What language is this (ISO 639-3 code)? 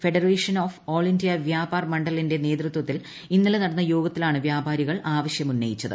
mal